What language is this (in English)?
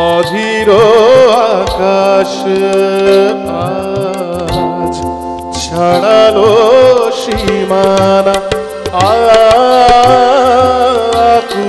Romanian